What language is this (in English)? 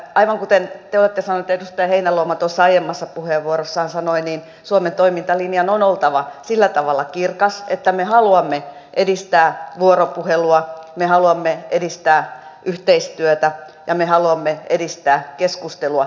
Finnish